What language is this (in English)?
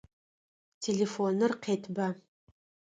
Adyghe